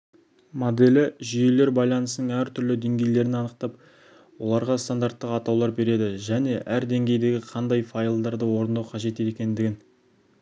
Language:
Kazakh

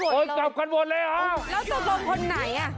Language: Thai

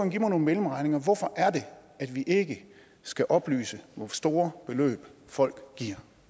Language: Danish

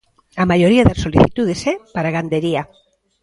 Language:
Galician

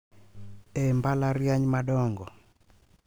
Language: Luo (Kenya and Tanzania)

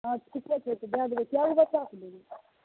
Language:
Maithili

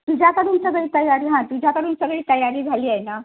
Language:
Marathi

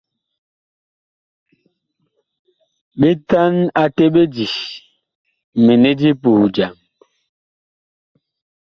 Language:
Bakoko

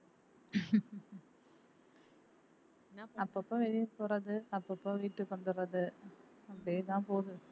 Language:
Tamil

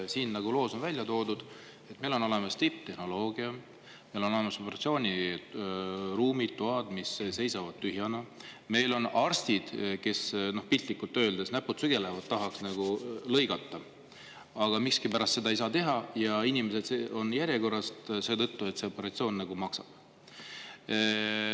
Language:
Estonian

